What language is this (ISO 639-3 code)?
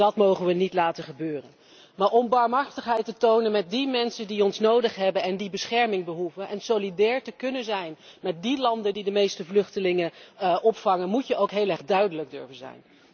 nld